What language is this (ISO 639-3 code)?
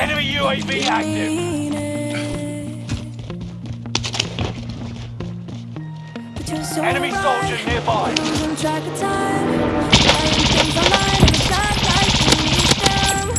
eng